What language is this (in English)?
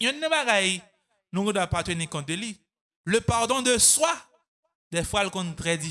French